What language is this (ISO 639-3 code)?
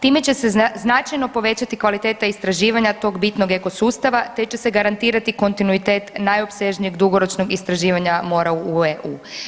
hrv